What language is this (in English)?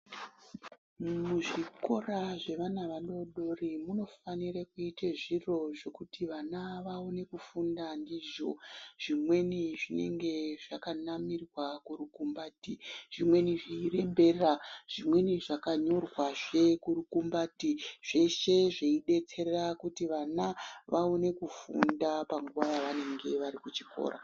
Ndau